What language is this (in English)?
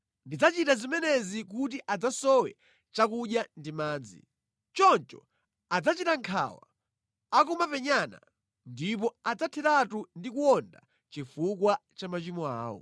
Nyanja